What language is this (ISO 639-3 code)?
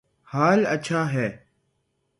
urd